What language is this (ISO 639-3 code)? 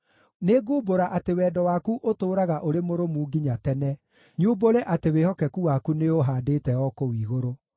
kik